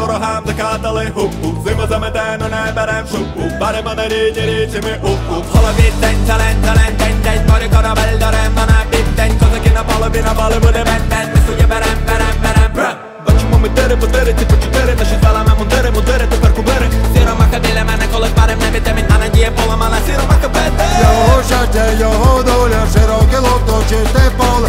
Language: Ukrainian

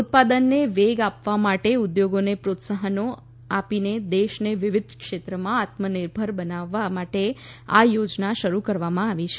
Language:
Gujarati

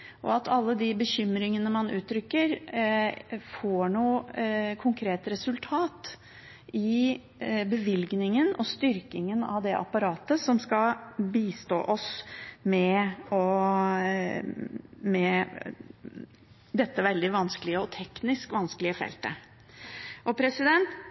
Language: Norwegian Bokmål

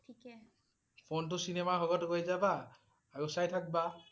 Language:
Assamese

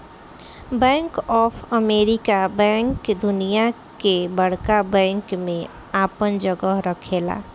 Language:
Bhojpuri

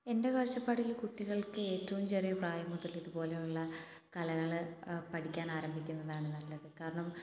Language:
Malayalam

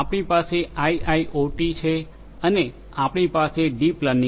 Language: Gujarati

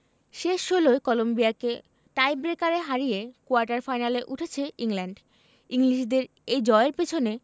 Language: Bangla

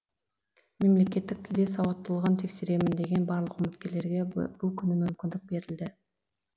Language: Kazakh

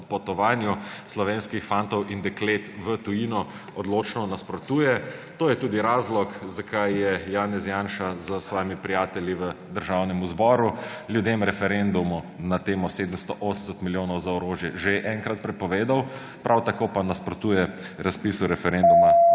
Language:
Slovenian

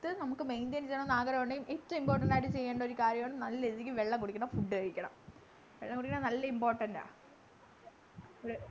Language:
Malayalam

